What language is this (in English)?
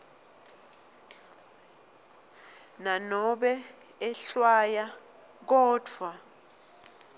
Swati